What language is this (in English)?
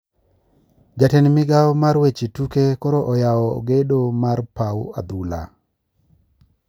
Luo (Kenya and Tanzania)